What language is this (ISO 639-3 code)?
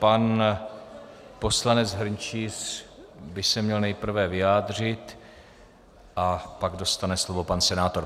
ces